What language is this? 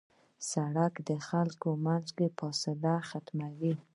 Pashto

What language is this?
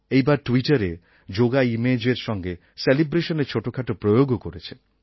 Bangla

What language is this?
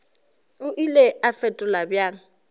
Northern Sotho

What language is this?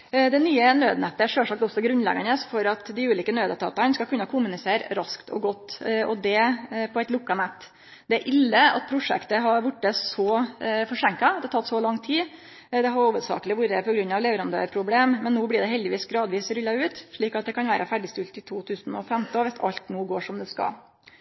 Norwegian Nynorsk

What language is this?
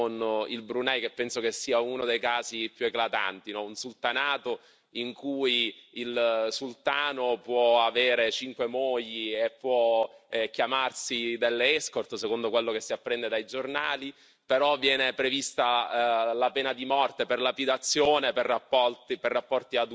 Italian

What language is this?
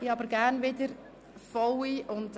Swiss German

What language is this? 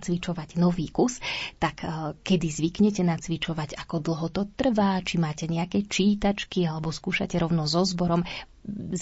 Slovak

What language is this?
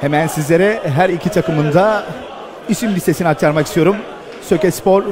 Turkish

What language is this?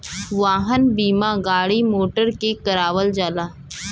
Bhojpuri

